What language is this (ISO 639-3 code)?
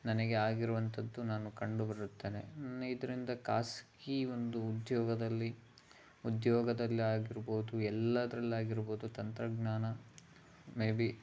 kan